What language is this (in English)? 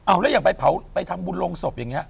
Thai